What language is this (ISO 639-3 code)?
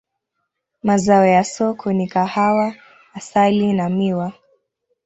swa